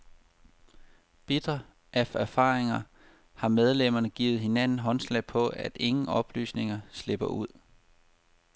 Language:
Danish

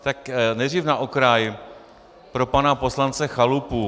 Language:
Czech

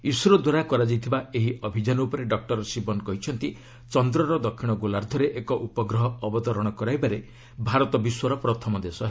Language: Odia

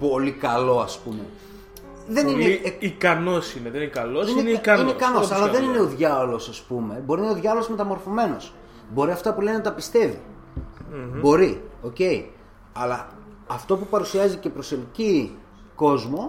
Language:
Greek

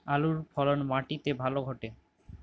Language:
Bangla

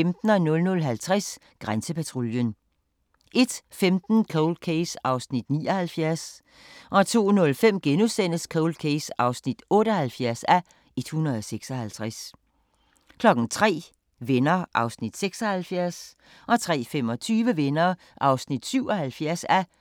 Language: Danish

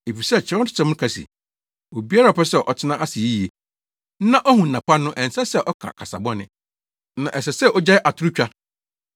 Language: Akan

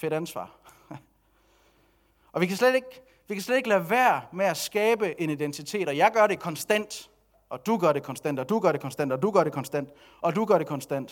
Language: Danish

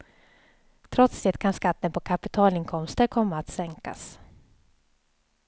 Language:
Swedish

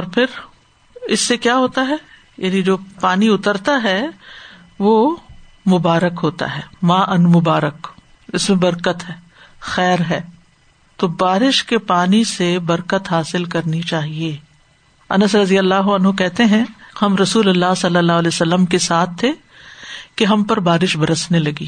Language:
Urdu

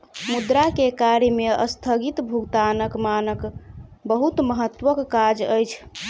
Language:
Maithili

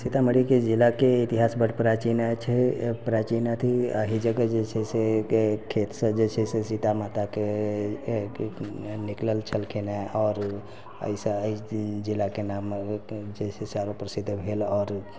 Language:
Maithili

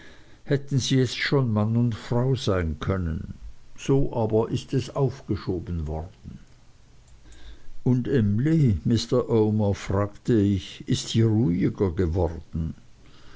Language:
German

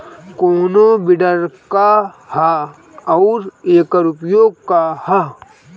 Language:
Bhojpuri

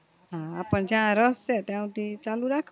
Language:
Gujarati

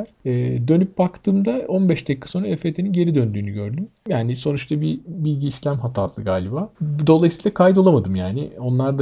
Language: Turkish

